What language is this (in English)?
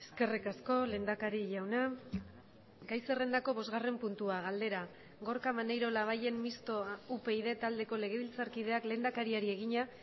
Basque